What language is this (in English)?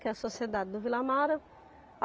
Portuguese